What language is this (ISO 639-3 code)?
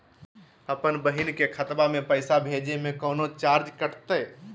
mag